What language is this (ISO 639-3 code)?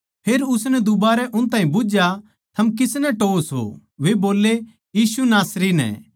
bgc